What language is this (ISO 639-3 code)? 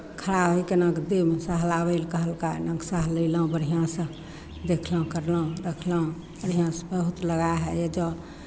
mai